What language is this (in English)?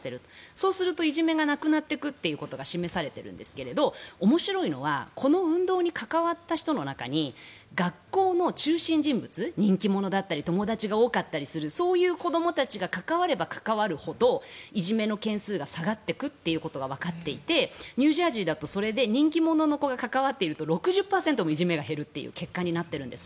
Japanese